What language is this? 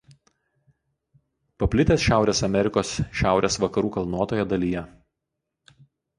Lithuanian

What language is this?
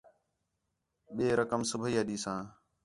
Khetrani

